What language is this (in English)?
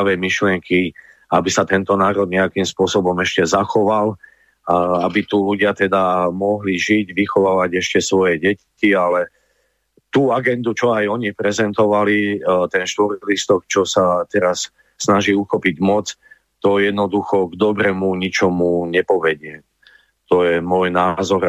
Slovak